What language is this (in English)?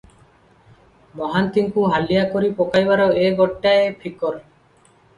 Odia